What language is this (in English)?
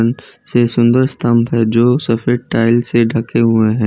Hindi